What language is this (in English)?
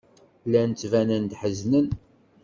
Kabyle